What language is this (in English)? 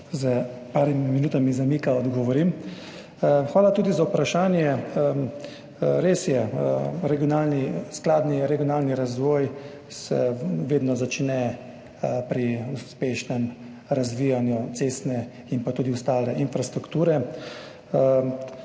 Slovenian